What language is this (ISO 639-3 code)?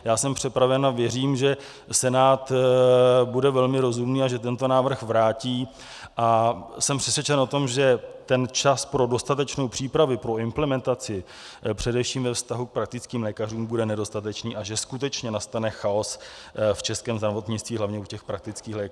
ces